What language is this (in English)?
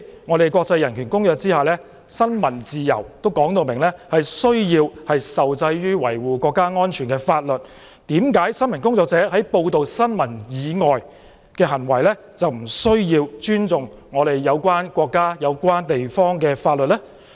Cantonese